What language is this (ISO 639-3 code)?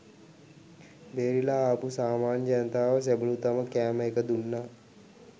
sin